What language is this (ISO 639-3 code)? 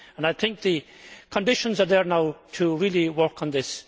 eng